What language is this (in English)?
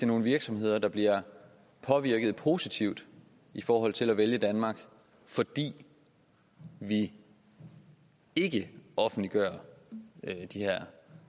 Danish